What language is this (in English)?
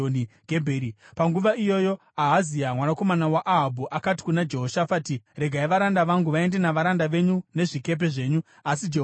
Shona